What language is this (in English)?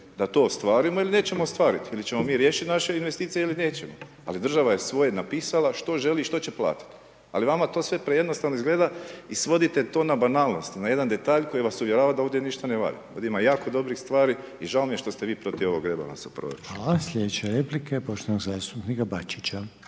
Croatian